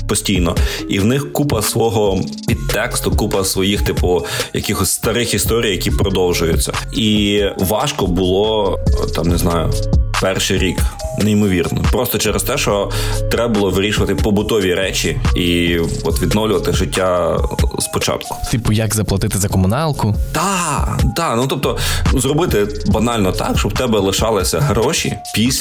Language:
Ukrainian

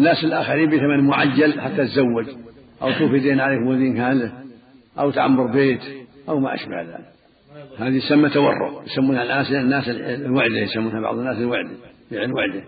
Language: Arabic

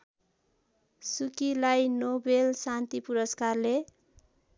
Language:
Nepali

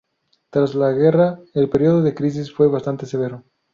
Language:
Spanish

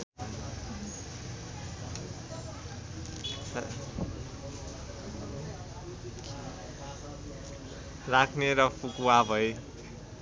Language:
Nepali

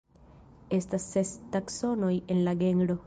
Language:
Esperanto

